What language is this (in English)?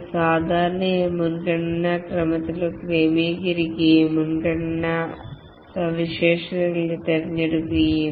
Malayalam